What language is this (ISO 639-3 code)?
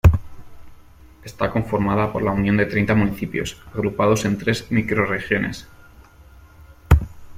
spa